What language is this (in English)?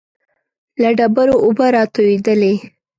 Pashto